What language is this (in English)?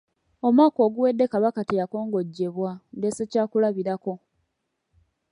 Ganda